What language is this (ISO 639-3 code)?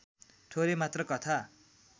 nep